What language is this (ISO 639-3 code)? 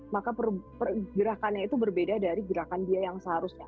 ind